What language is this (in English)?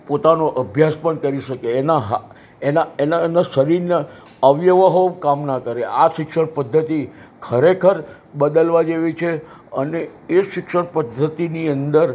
Gujarati